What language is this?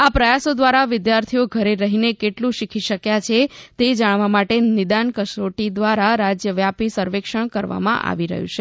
Gujarati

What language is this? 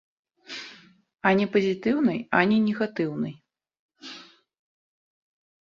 Belarusian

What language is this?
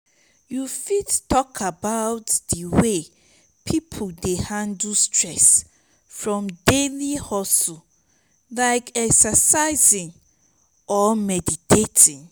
Nigerian Pidgin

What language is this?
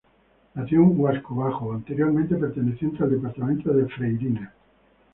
Spanish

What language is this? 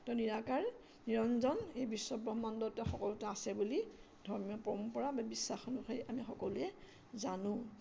Assamese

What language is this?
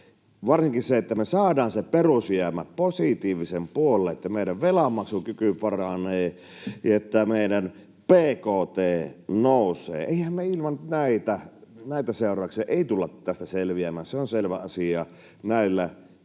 Finnish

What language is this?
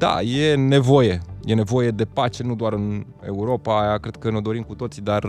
Romanian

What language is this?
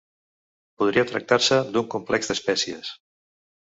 Catalan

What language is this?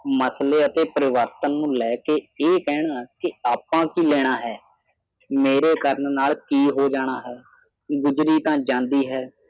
Punjabi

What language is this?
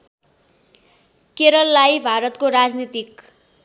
Nepali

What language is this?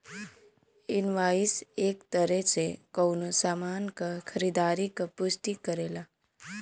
Bhojpuri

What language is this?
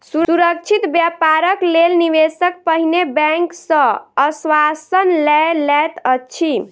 Maithili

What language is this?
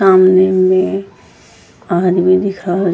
Angika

